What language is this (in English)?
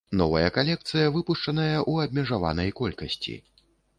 Belarusian